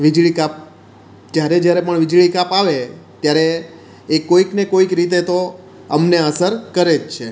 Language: Gujarati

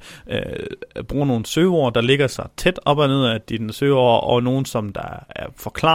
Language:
Danish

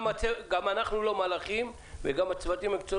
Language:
Hebrew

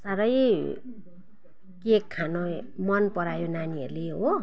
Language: Nepali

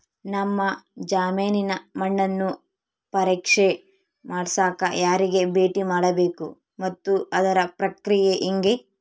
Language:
Kannada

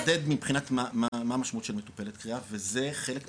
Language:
Hebrew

